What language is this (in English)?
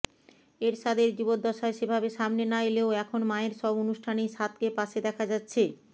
Bangla